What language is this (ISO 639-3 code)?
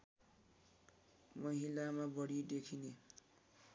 nep